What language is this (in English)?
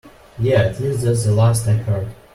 English